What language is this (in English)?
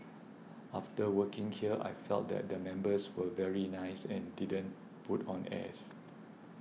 English